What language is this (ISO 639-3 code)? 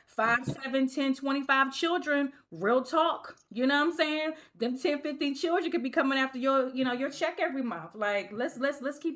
eng